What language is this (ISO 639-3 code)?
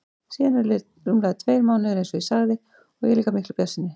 isl